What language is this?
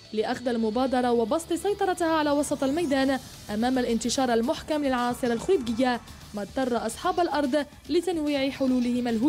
Arabic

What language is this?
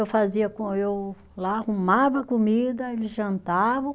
Portuguese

